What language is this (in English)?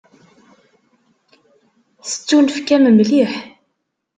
Kabyle